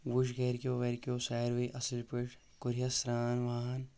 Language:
Kashmiri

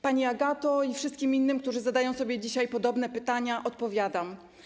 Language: Polish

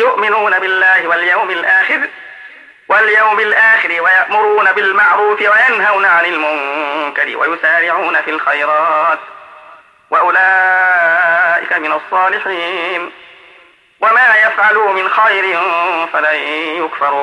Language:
Arabic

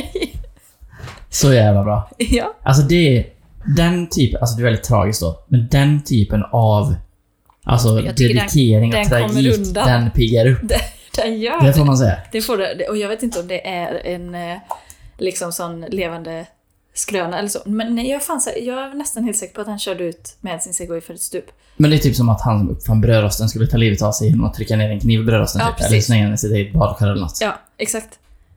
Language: Swedish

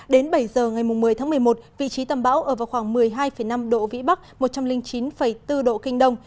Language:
Vietnamese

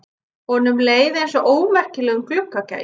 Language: Icelandic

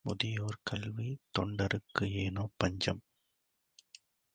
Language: Tamil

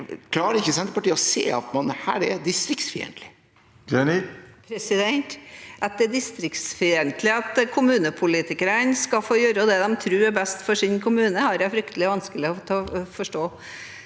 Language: Norwegian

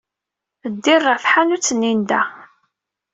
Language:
Kabyle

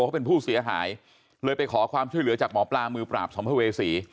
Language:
Thai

